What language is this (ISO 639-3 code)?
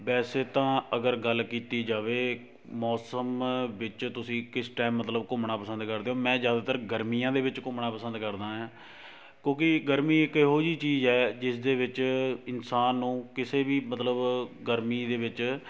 pan